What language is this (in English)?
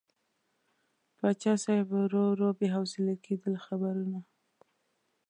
Pashto